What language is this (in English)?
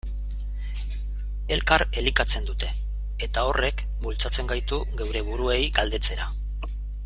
Basque